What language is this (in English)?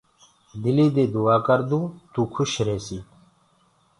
Gurgula